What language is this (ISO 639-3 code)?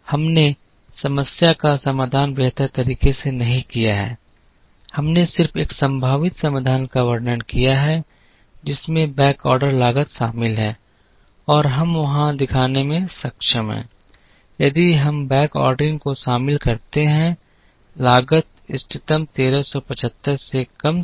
hin